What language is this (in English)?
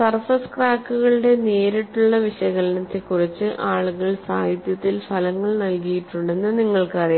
Malayalam